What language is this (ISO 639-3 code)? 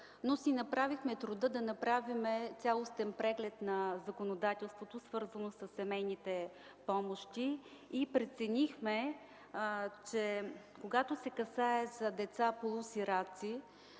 bul